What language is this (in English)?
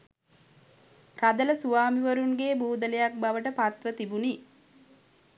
Sinhala